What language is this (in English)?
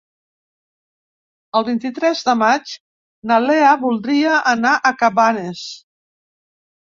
Catalan